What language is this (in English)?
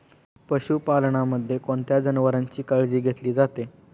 Marathi